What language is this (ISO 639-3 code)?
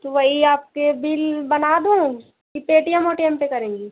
hin